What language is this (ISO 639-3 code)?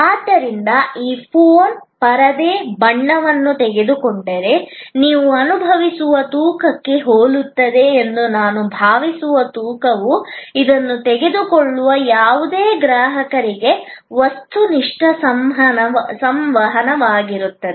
kan